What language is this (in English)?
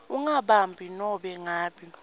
Swati